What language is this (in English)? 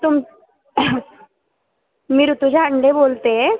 Marathi